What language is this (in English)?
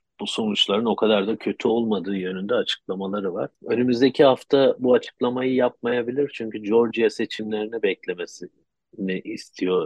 Turkish